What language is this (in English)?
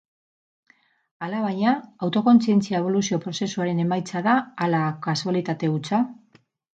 Basque